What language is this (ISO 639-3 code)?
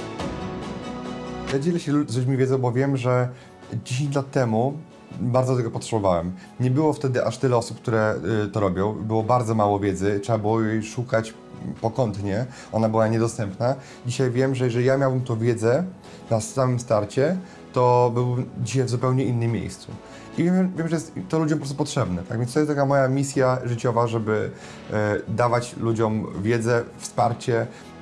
pol